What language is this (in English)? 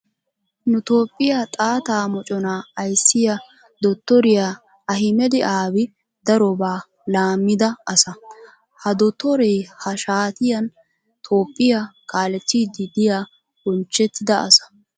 Wolaytta